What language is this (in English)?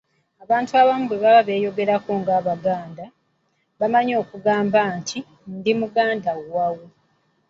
Ganda